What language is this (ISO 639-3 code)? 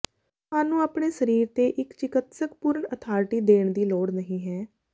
pan